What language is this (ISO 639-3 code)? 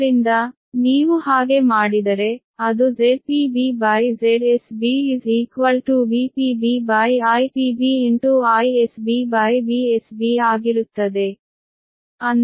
kan